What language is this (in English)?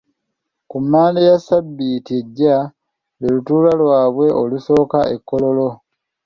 Ganda